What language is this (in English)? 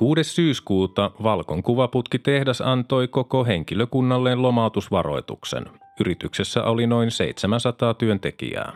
Finnish